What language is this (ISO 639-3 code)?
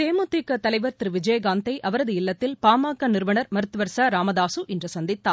tam